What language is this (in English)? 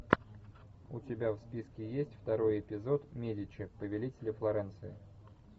Russian